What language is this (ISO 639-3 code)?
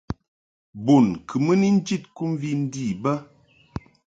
mhk